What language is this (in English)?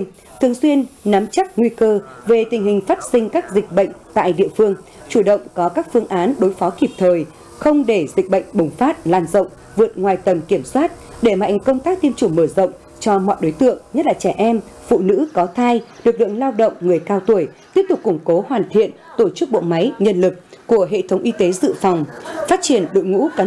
Vietnamese